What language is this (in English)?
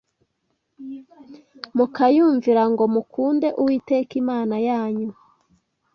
Kinyarwanda